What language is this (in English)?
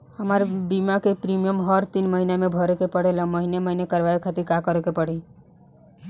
Bhojpuri